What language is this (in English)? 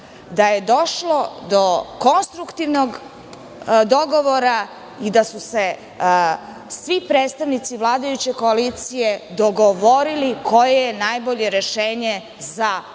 Serbian